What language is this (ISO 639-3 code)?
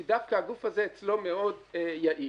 heb